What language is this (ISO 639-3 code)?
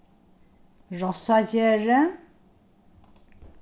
fao